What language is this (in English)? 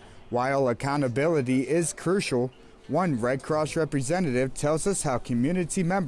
English